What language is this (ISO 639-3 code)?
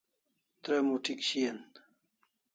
kls